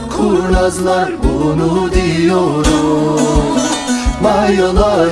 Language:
Turkish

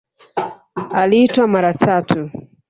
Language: Swahili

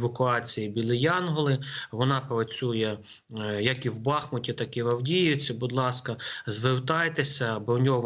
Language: Ukrainian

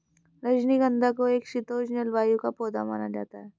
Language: Hindi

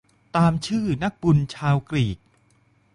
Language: Thai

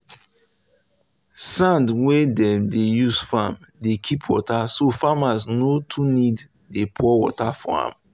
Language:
Nigerian Pidgin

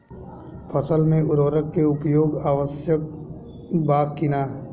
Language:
Bhojpuri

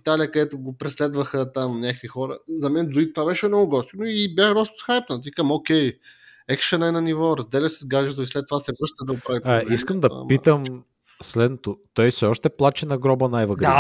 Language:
Bulgarian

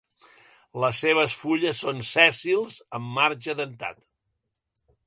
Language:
Catalan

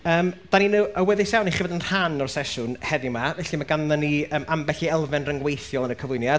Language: Welsh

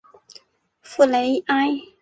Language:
Chinese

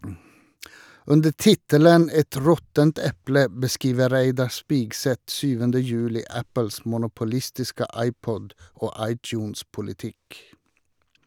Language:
Norwegian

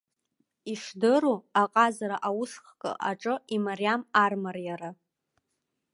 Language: Abkhazian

